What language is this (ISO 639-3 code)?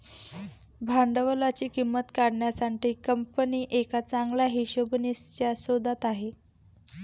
mar